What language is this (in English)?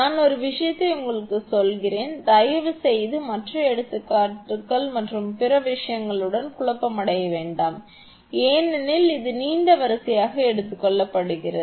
Tamil